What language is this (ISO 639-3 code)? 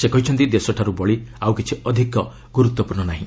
ori